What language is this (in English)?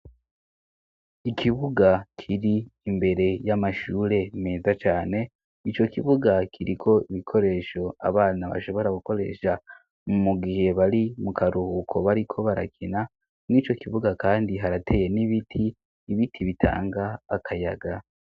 Rundi